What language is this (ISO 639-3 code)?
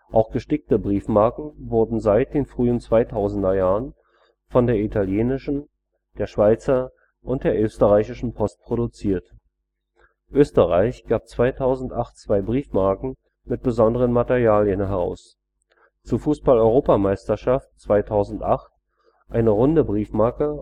deu